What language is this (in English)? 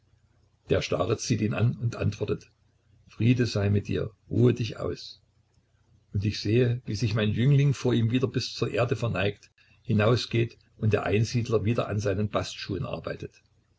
German